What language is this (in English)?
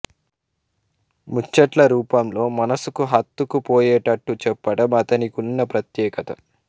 Telugu